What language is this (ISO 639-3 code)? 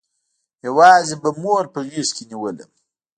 pus